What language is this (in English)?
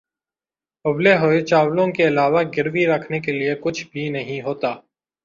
Urdu